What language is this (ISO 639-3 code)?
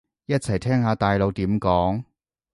yue